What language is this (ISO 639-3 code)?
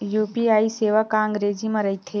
hne